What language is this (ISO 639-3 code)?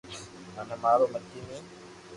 lrk